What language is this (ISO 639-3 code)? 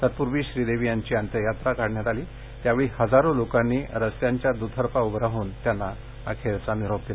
mar